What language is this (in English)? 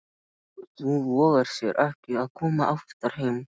Icelandic